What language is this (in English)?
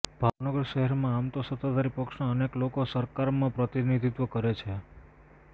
Gujarati